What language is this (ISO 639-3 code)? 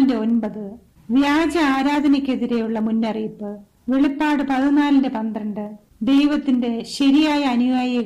mal